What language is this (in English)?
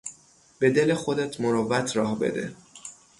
Persian